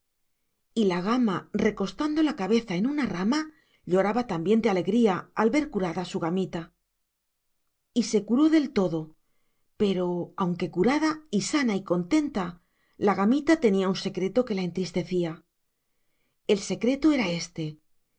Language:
Spanish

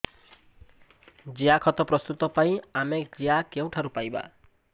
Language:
Odia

